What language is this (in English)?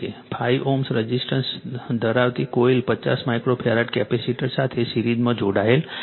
Gujarati